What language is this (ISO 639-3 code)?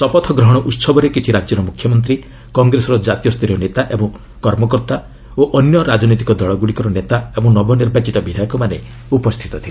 ori